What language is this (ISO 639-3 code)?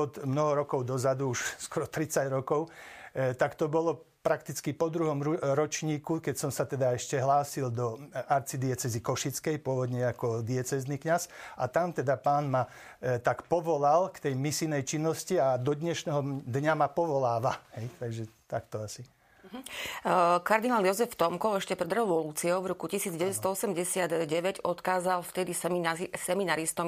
slk